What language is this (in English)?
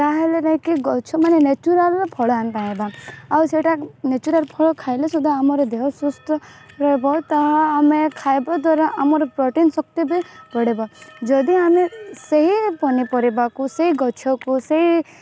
Odia